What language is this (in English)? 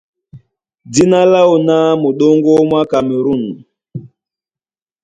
Duala